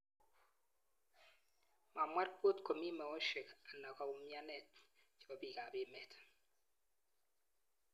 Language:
Kalenjin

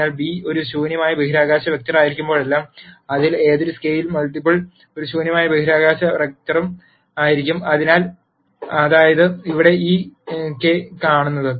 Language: Malayalam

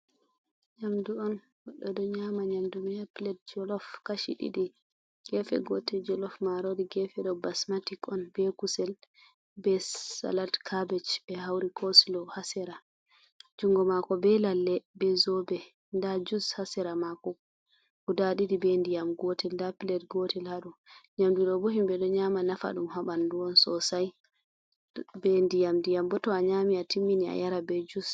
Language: Fula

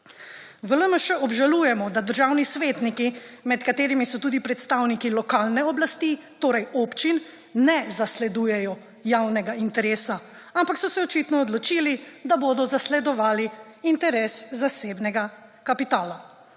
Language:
Slovenian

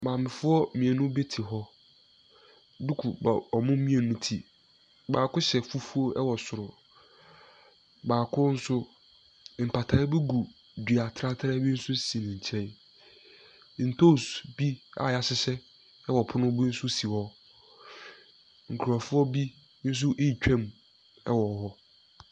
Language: Akan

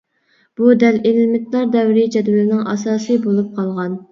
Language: Uyghur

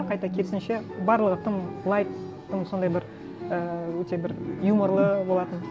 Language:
Kazakh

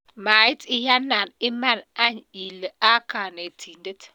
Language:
Kalenjin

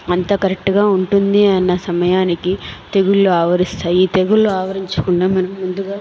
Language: Telugu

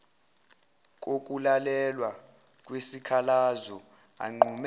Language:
Zulu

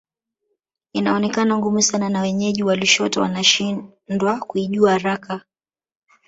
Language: Swahili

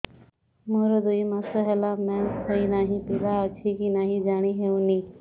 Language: Odia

